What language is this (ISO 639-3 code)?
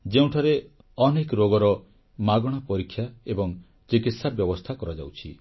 ori